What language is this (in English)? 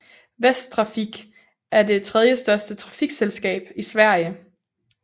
Danish